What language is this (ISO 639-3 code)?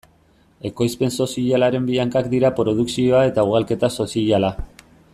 eus